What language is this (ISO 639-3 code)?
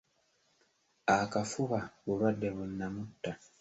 lug